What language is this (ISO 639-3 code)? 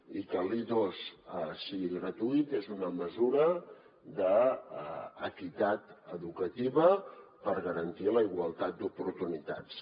cat